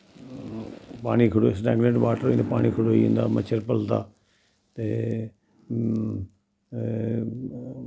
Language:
Dogri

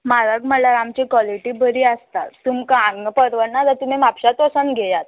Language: Konkani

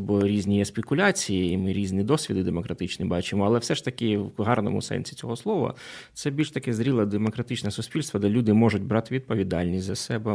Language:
Ukrainian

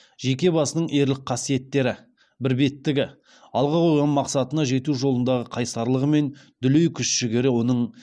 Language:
Kazakh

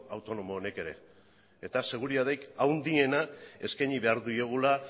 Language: Basque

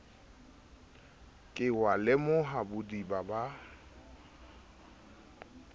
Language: Southern Sotho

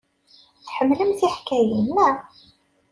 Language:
Kabyle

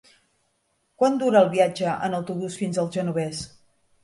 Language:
Catalan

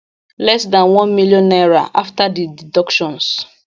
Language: Nigerian Pidgin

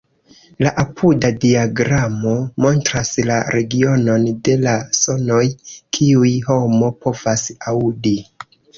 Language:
Esperanto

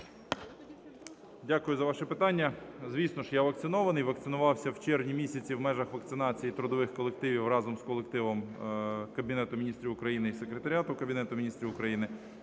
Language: Ukrainian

